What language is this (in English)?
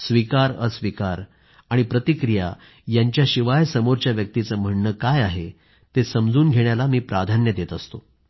Marathi